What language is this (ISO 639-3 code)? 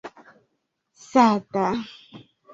epo